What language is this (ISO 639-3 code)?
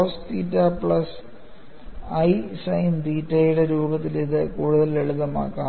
mal